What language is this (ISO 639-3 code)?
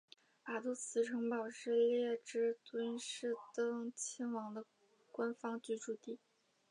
zho